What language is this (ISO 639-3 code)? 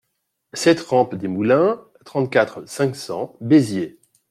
fra